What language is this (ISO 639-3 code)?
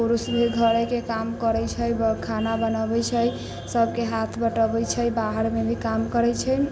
mai